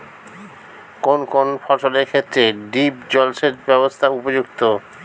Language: Bangla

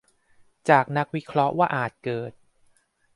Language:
Thai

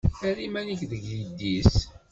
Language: Kabyle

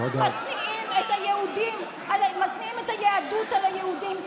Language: Hebrew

